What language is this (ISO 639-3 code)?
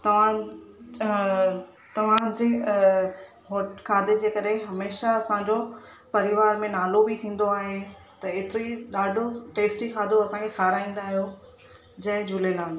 snd